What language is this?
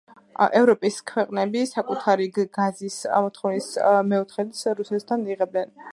Georgian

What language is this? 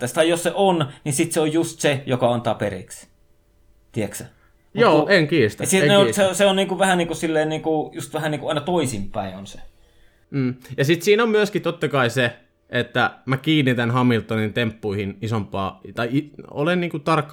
Finnish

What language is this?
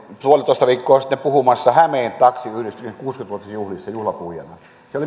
Finnish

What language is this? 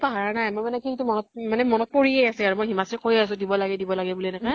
Assamese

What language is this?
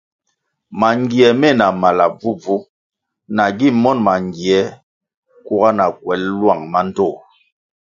Kwasio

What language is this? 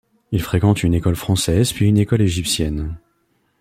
French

